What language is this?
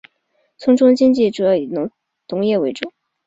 Chinese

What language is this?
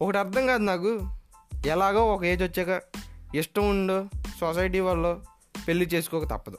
Telugu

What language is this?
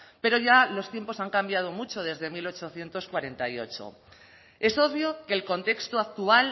Spanish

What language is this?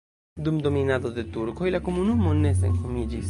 Esperanto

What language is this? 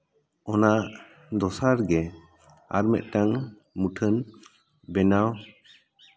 Santali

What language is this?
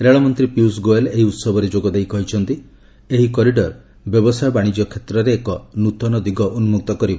Odia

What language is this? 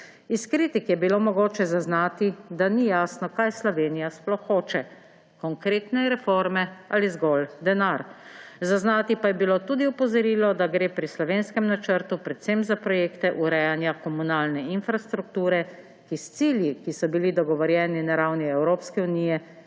Slovenian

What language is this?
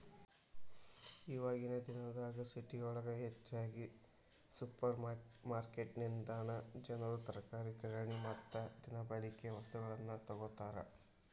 Kannada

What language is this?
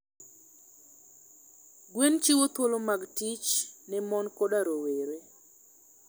Luo (Kenya and Tanzania)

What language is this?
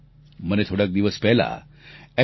Gujarati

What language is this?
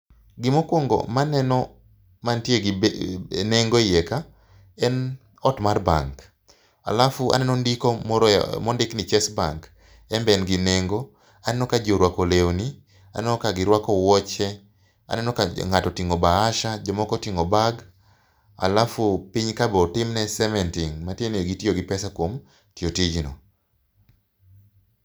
Luo (Kenya and Tanzania)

